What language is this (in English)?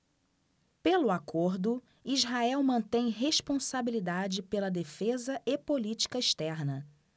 Portuguese